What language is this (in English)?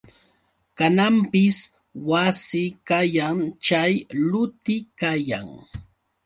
Yauyos Quechua